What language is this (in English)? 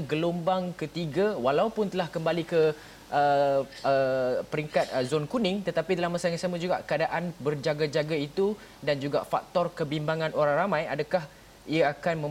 Malay